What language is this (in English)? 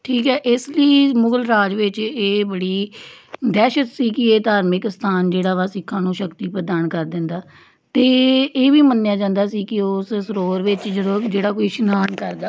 Punjabi